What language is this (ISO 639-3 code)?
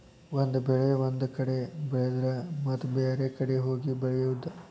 kan